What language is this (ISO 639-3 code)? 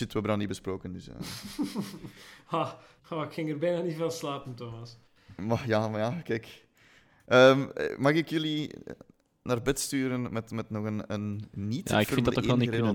nld